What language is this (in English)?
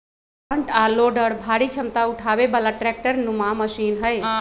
Magahi